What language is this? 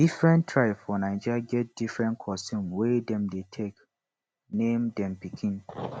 Nigerian Pidgin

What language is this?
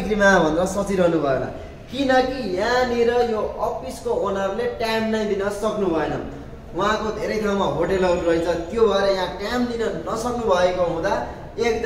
Indonesian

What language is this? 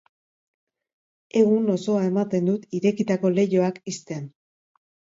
Basque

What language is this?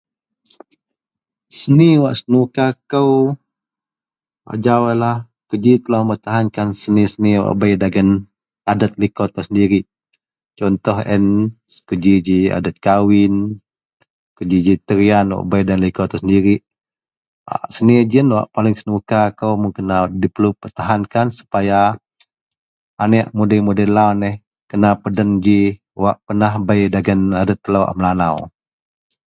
Central Melanau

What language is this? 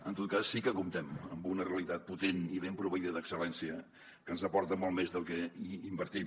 Catalan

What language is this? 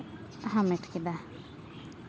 Santali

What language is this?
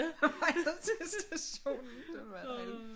Danish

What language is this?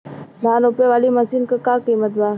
Bhojpuri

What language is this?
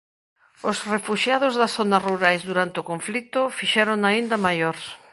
Galician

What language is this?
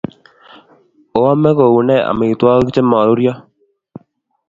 Kalenjin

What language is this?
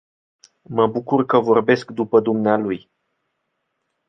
Romanian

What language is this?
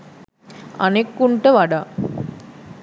Sinhala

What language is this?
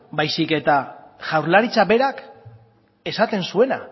Basque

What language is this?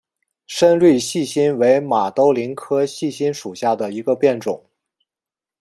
Chinese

